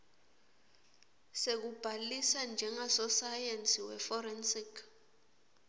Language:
Swati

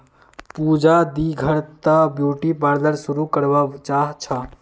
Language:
Magahi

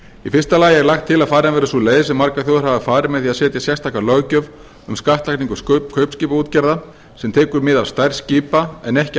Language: Icelandic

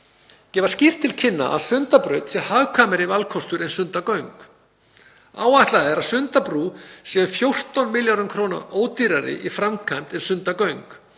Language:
Icelandic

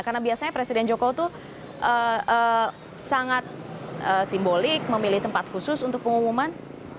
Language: Indonesian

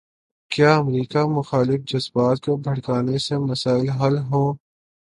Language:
Urdu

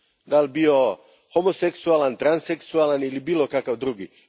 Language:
Croatian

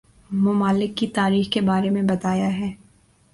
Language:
Urdu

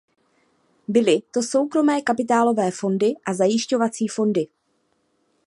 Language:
Czech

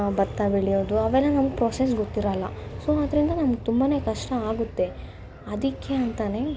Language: Kannada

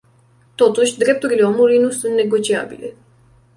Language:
Romanian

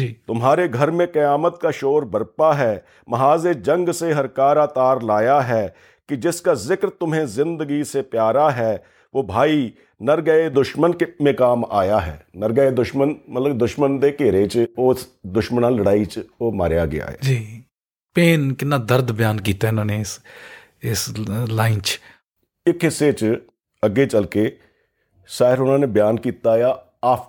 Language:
Punjabi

